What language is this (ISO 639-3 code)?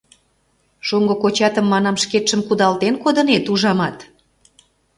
chm